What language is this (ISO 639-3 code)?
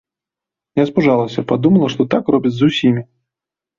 bel